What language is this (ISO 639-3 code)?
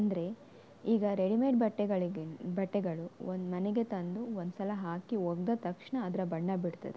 kan